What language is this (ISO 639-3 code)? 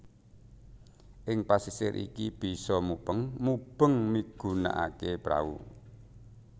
jav